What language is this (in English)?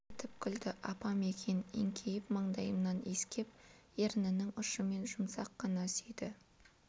Kazakh